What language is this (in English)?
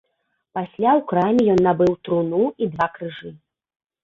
Belarusian